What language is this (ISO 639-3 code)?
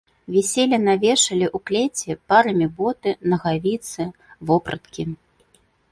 bel